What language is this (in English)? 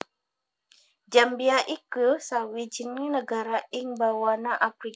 Javanese